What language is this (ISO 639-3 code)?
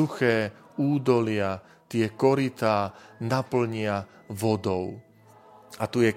slk